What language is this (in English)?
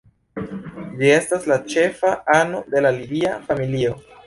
Esperanto